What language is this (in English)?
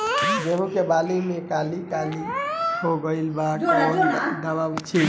Bhojpuri